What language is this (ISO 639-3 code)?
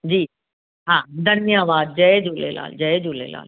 snd